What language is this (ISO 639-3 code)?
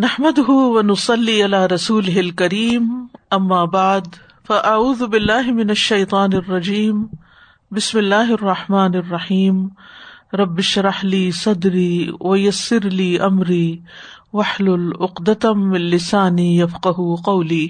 urd